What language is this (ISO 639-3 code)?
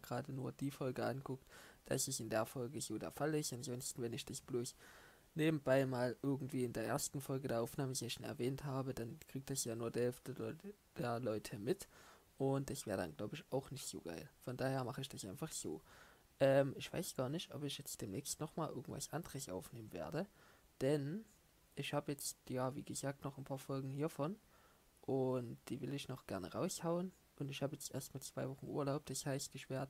deu